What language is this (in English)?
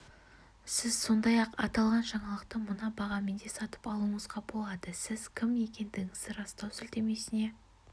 Kazakh